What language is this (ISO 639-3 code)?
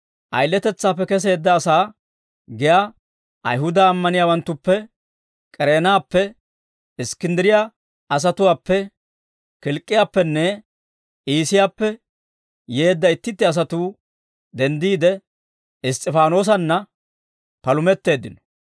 dwr